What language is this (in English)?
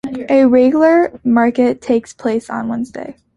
English